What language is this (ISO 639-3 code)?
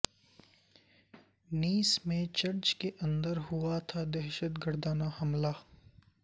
urd